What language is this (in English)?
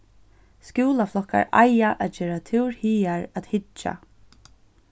Faroese